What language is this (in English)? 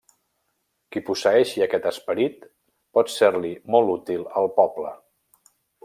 Catalan